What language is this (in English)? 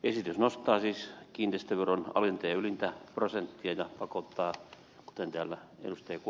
Finnish